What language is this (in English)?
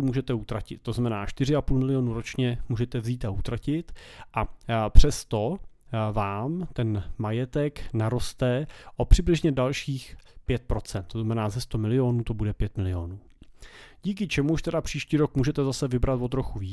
Czech